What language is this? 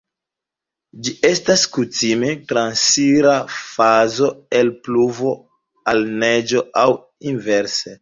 Esperanto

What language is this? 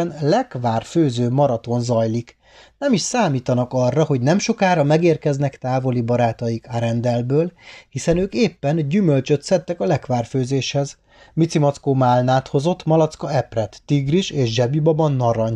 Hungarian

